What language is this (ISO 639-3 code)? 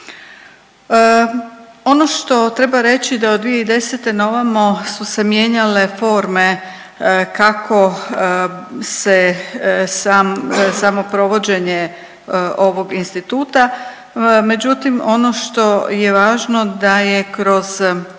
hrv